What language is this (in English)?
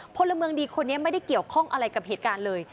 Thai